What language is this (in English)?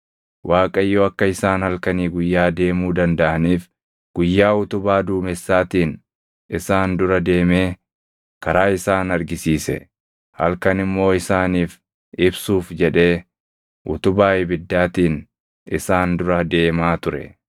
Oromo